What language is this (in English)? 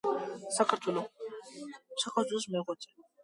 Georgian